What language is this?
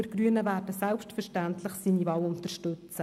Swiss German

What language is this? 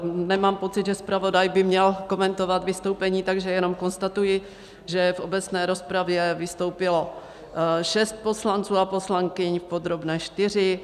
Czech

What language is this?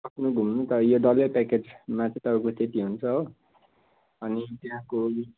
Nepali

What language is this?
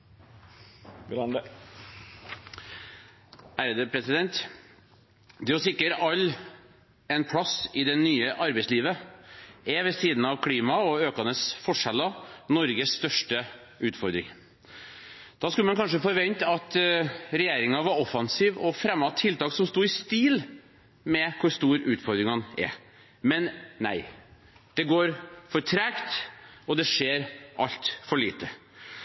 Norwegian Bokmål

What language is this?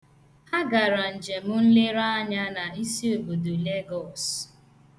Igbo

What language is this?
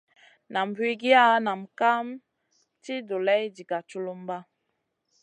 Masana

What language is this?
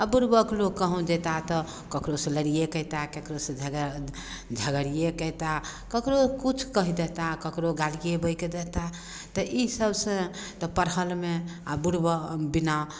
Maithili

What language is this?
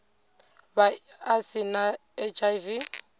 Venda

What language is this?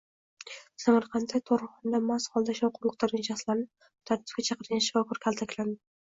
Uzbek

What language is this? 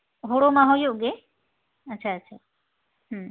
Santali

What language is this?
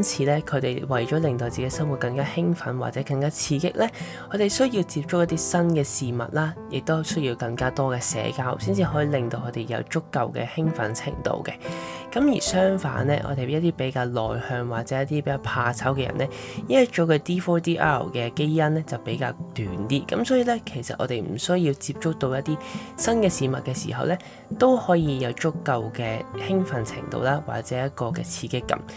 Chinese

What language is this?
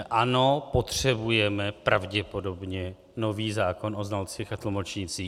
Czech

